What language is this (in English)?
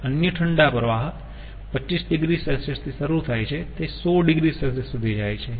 Gujarati